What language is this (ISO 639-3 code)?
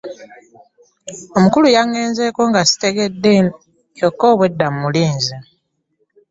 lug